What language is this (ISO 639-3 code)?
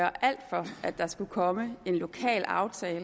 dan